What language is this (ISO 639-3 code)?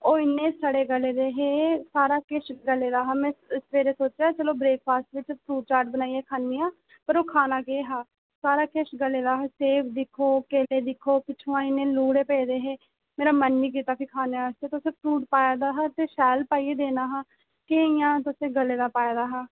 doi